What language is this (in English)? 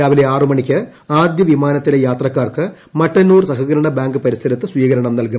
Malayalam